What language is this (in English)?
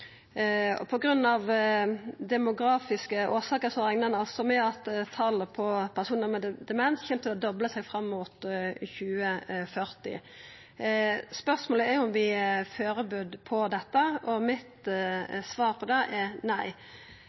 Norwegian Nynorsk